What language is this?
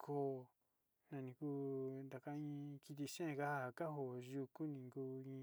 Sinicahua Mixtec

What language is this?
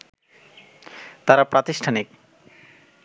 Bangla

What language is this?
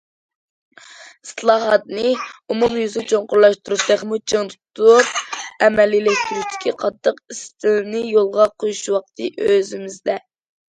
Uyghur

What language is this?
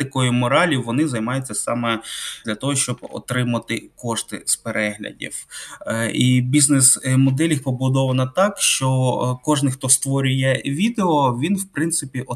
Ukrainian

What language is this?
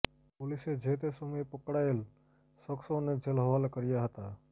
Gujarati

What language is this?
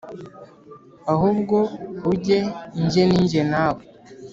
Kinyarwanda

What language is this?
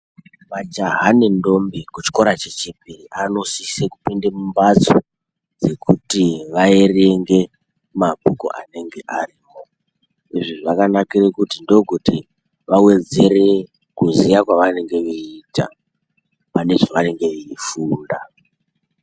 Ndau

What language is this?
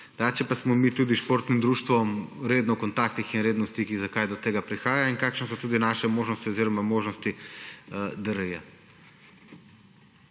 Slovenian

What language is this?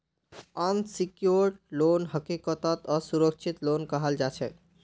Magahi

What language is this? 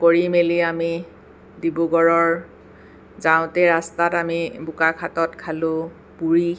Assamese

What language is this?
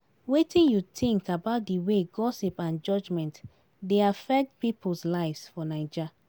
Nigerian Pidgin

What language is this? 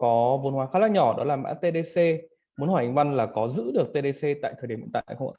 Vietnamese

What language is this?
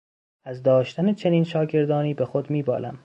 Persian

